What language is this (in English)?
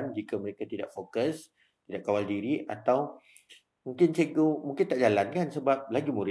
Malay